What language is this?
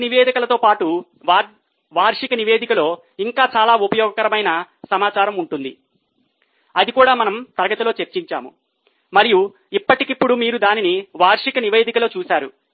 Telugu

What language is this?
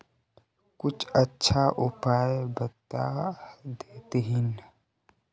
Magahi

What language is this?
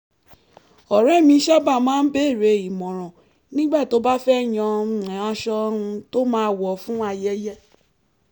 Yoruba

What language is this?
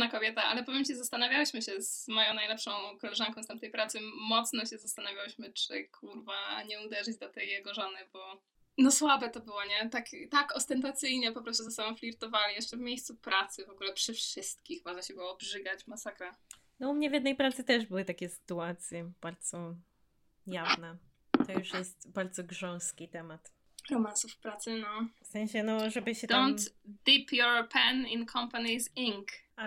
Polish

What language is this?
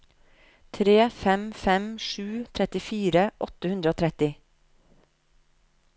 Norwegian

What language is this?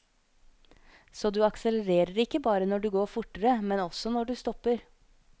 Norwegian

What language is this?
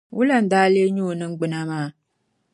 Dagbani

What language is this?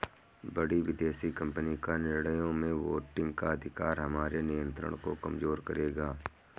Hindi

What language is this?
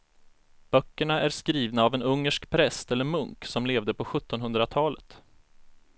Swedish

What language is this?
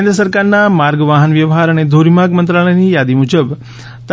Gujarati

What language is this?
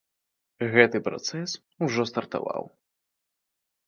Belarusian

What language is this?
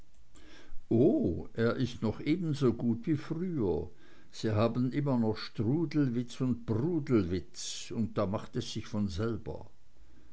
German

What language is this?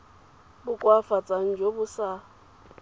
Tswana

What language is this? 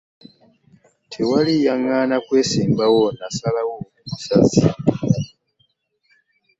Ganda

